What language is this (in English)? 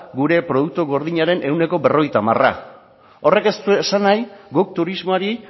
Basque